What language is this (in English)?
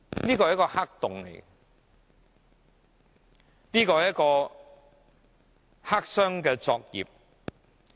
Cantonese